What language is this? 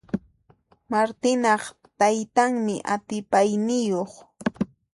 Puno Quechua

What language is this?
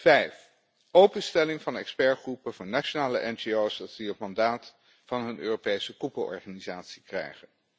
Dutch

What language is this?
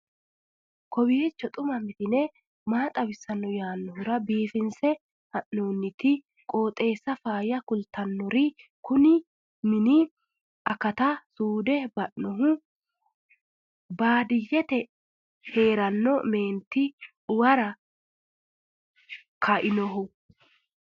Sidamo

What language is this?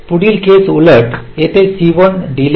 Marathi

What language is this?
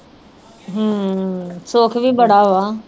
Punjabi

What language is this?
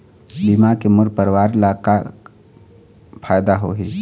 Chhattisgarhi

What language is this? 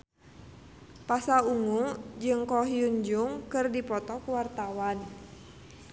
Sundanese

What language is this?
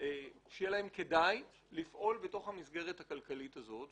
Hebrew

